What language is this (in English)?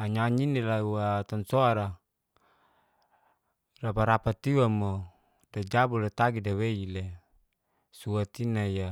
Geser-Gorom